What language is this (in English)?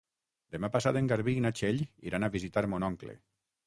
Catalan